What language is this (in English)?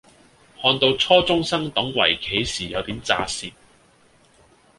Cantonese